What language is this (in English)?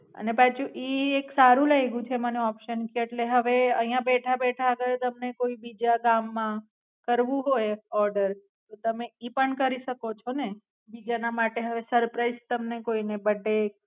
Gujarati